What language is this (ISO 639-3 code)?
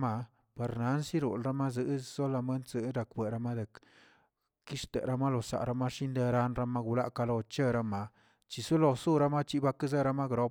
zts